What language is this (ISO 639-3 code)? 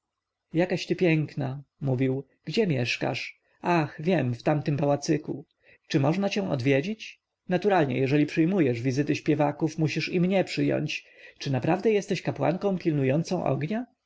pol